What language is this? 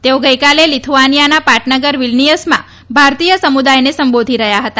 Gujarati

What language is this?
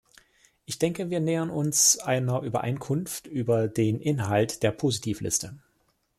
German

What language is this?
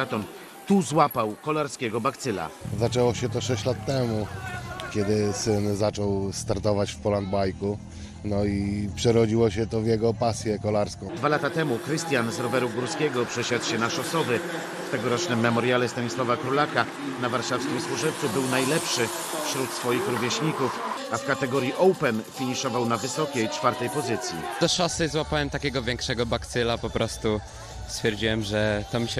Polish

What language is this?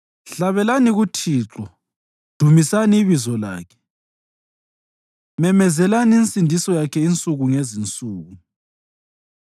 North Ndebele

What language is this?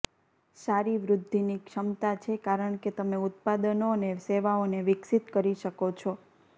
Gujarati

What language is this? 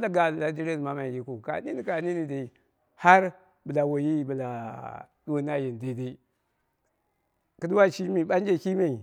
Dera (Nigeria)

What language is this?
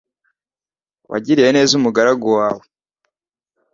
Kinyarwanda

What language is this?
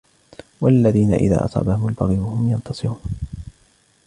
Arabic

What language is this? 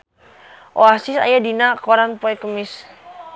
Sundanese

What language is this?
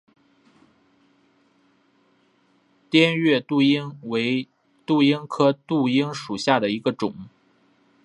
Chinese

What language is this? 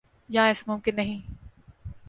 Urdu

